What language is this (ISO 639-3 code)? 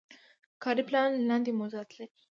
pus